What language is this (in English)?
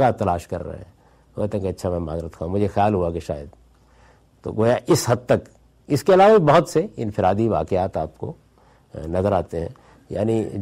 Urdu